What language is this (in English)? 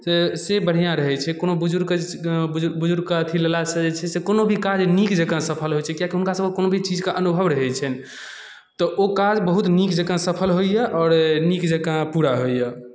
Maithili